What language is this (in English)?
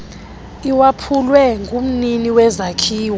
Xhosa